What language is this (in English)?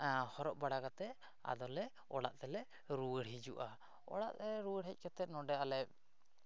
Santali